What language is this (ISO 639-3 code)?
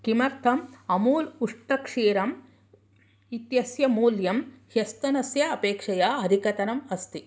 san